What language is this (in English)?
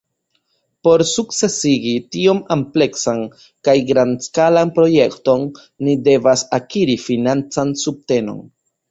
Esperanto